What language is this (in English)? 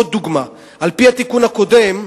Hebrew